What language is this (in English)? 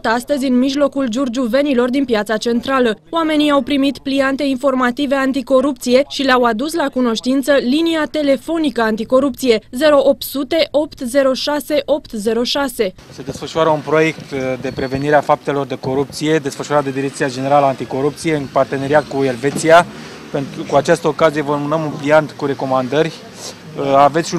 Romanian